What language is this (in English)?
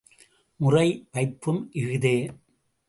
Tamil